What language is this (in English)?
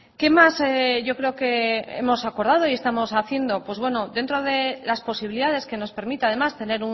Spanish